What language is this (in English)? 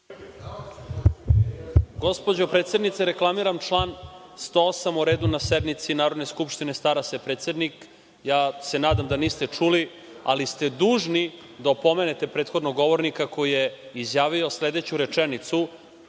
Serbian